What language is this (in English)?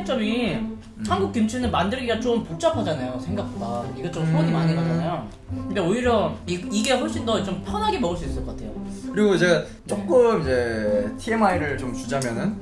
Korean